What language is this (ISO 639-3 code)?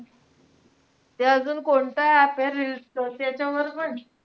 mar